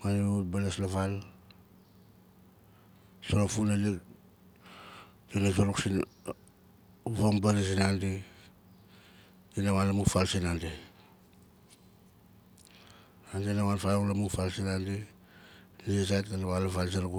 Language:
Nalik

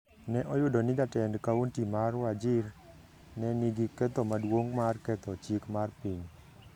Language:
Luo (Kenya and Tanzania)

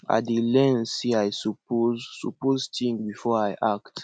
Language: Nigerian Pidgin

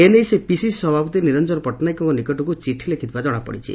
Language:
Odia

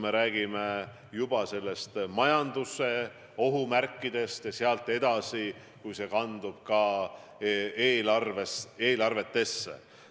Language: Estonian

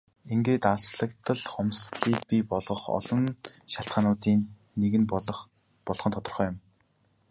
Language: Mongolian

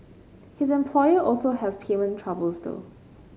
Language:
English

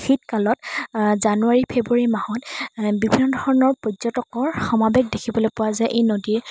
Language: Assamese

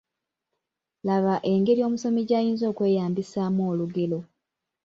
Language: Ganda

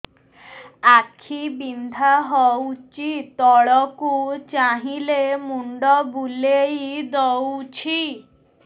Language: Odia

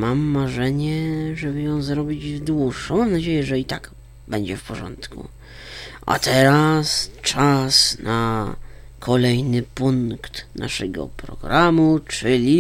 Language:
Polish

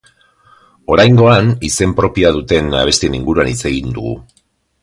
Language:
Basque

